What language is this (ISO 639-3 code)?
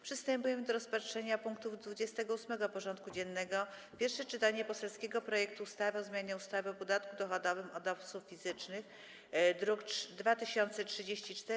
pol